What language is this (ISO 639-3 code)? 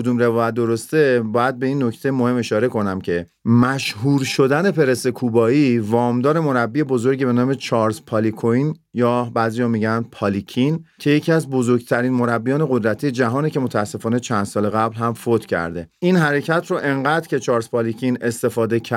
fas